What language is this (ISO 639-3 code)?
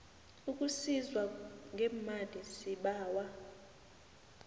nbl